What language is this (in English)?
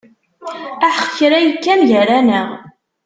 Kabyle